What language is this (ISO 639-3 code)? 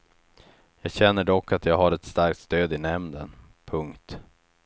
swe